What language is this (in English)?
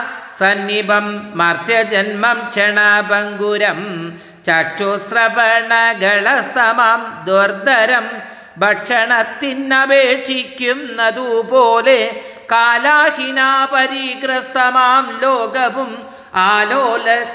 Malayalam